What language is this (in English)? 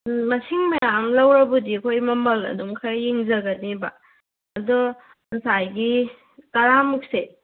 Manipuri